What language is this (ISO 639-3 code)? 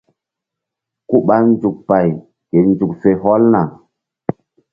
mdd